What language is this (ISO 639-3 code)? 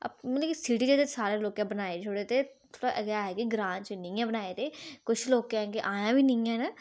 doi